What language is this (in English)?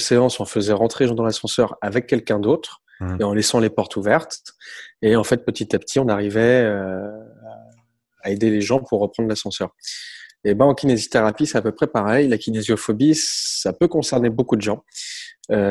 French